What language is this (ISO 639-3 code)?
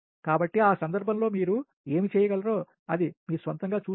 tel